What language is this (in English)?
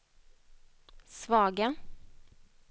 Swedish